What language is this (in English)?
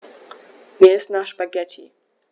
German